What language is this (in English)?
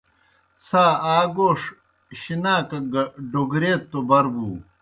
Kohistani Shina